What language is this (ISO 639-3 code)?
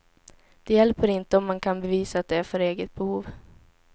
swe